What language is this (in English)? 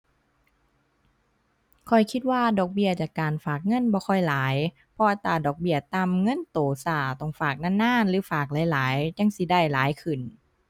Thai